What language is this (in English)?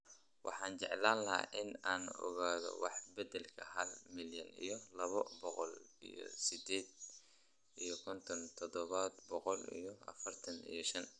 Somali